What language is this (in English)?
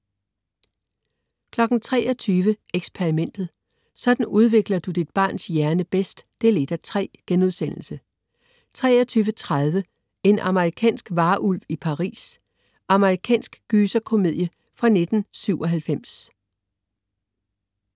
Danish